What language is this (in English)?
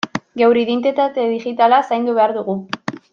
Basque